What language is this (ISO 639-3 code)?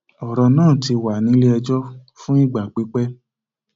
yor